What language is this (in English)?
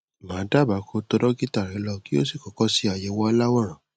Yoruba